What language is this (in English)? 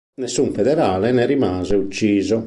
Italian